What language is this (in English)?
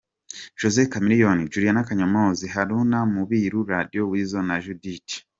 Kinyarwanda